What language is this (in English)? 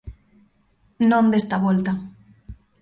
Galician